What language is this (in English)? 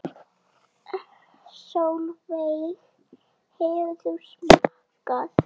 Icelandic